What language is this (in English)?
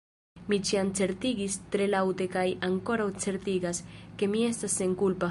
Esperanto